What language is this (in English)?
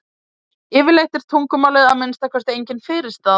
Icelandic